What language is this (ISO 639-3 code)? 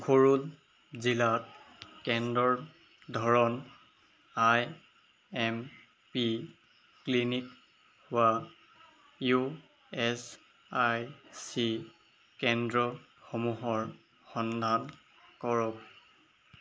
asm